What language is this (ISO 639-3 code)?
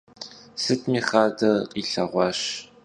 kbd